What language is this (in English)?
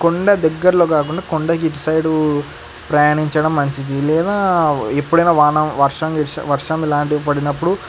Telugu